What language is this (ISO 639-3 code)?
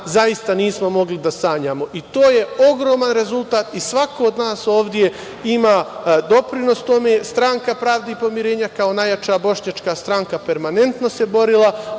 srp